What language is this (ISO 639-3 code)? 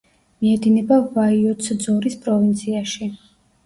kat